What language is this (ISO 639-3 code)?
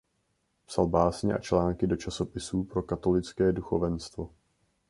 ces